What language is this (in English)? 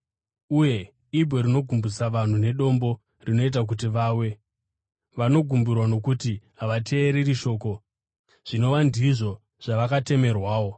Shona